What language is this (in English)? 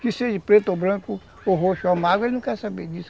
Portuguese